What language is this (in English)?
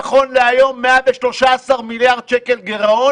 Hebrew